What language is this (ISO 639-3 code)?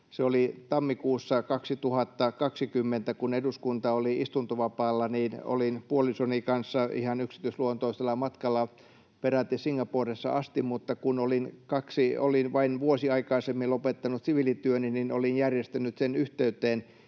fin